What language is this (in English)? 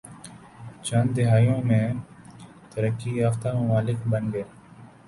Urdu